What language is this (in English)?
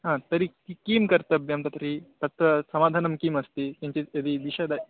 Sanskrit